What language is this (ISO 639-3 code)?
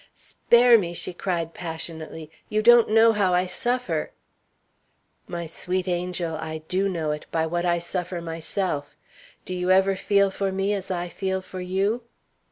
eng